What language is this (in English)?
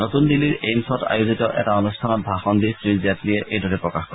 Assamese